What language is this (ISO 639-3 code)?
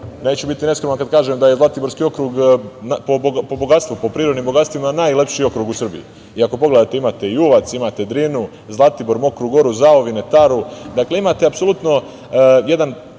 srp